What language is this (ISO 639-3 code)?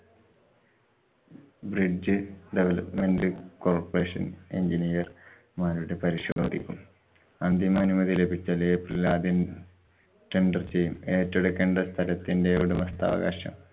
mal